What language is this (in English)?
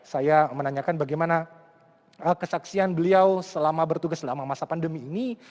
Indonesian